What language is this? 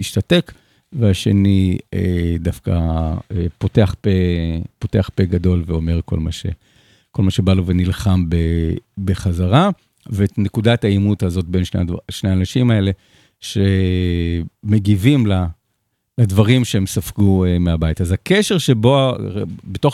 Hebrew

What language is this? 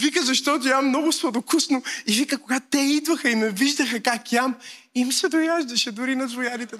Bulgarian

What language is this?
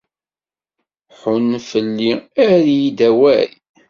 Kabyle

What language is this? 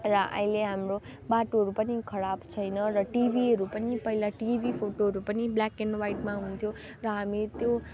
Nepali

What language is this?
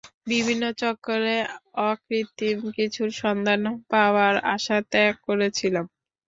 Bangla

